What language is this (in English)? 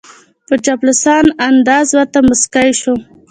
Pashto